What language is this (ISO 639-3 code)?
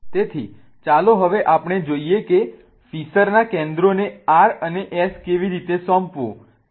guj